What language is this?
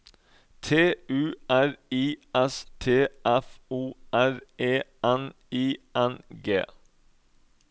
Norwegian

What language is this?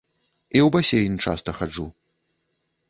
Belarusian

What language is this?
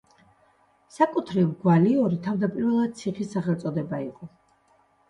Georgian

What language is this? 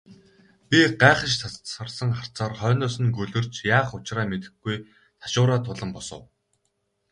Mongolian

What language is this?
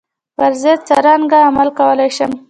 Pashto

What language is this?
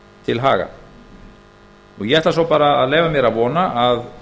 Icelandic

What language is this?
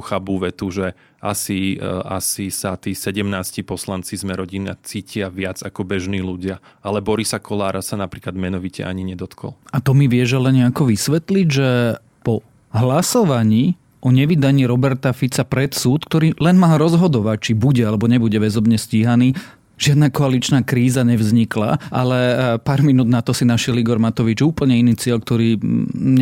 Slovak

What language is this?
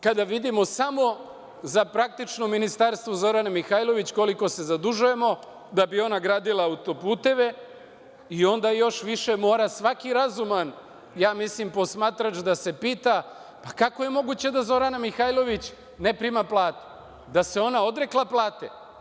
Serbian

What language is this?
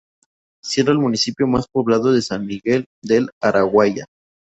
Spanish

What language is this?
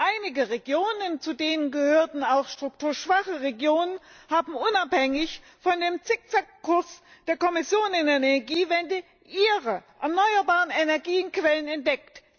German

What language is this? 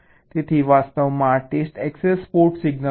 Gujarati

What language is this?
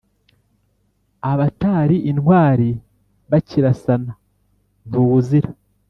Kinyarwanda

